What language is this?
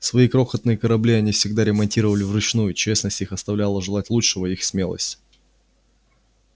Russian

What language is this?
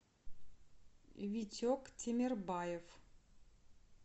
Russian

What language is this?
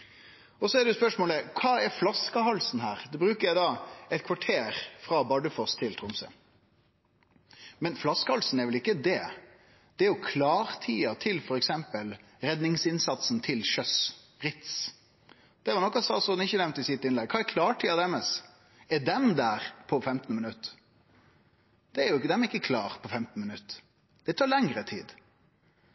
Norwegian Nynorsk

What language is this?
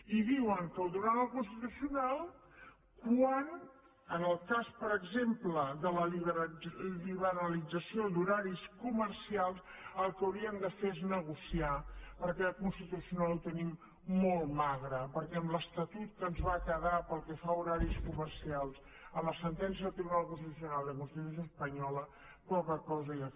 Catalan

